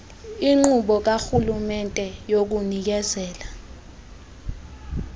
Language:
Xhosa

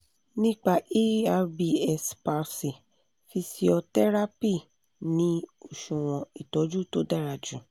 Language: Yoruba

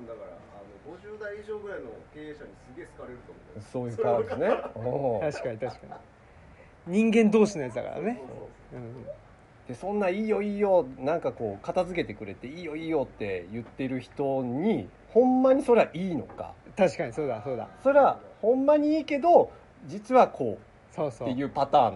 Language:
Japanese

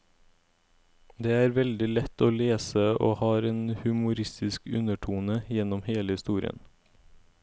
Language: Norwegian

